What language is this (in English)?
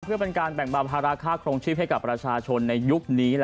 Thai